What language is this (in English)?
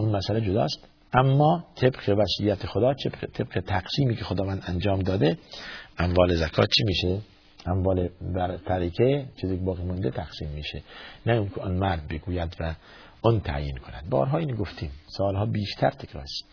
Persian